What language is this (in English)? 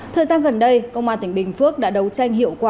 Vietnamese